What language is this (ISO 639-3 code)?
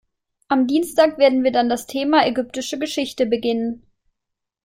deu